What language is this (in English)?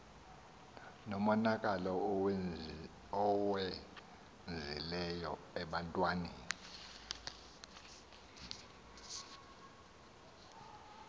Xhosa